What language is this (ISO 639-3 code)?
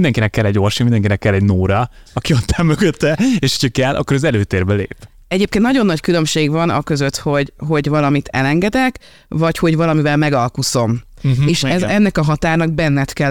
hun